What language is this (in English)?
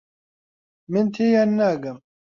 Central Kurdish